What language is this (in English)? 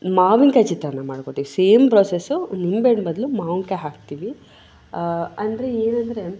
Kannada